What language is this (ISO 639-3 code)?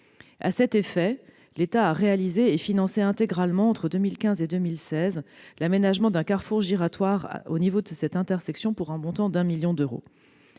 fra